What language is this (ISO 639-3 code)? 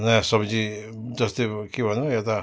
nep